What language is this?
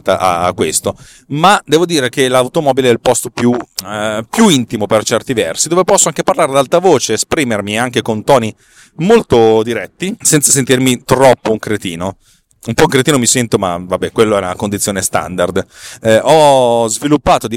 Italian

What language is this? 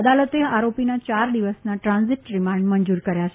Gujarati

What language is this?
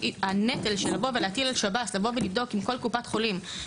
Hebrew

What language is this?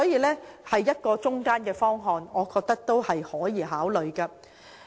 Cantonese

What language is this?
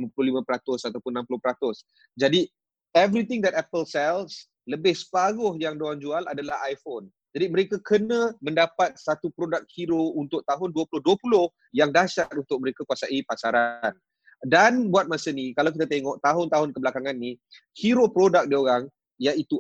Malay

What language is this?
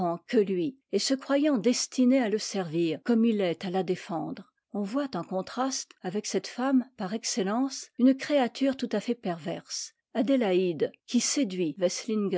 French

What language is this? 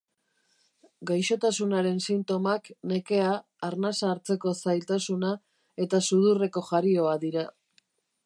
Basque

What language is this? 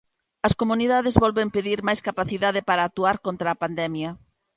Galician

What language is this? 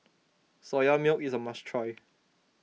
English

